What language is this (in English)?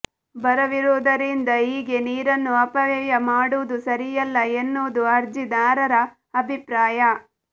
Kannada